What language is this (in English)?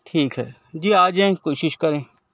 Urdu